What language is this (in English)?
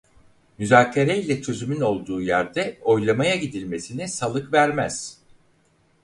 Turkish